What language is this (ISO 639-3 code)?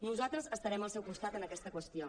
cat